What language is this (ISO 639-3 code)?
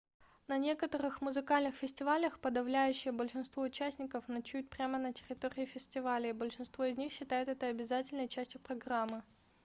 rus